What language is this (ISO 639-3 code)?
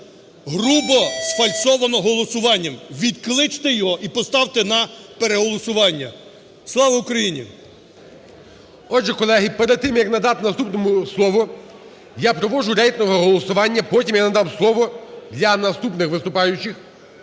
ukr